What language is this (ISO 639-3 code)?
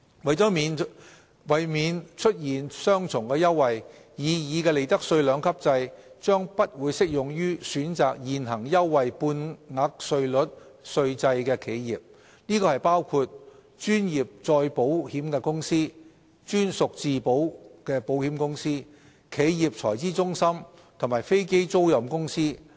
yue